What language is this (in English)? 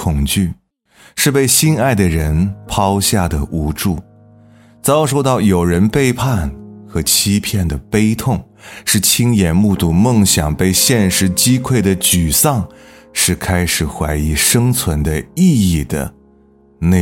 Chinese